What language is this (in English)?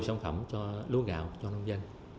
Vietnamese